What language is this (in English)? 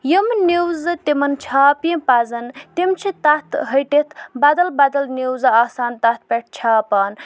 Kashmiri